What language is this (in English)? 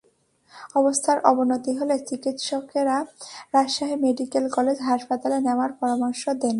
Bangla